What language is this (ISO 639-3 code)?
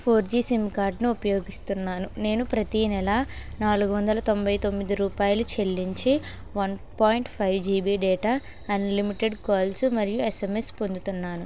tel